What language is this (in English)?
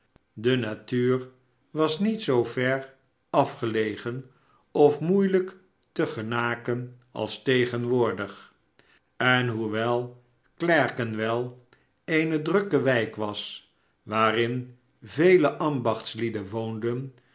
Dutch